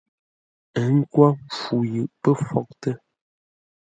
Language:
Ngombale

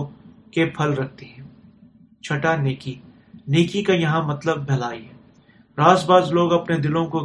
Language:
Urdu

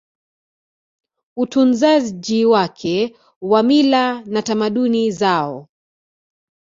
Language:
Swahili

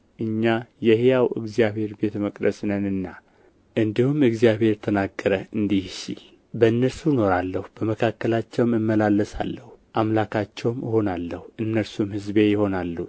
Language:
Amharic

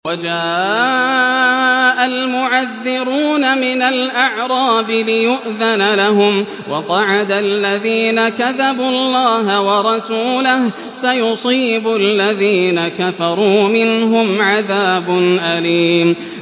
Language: Arabic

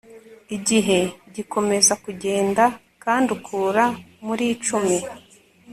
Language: Kinyarwanda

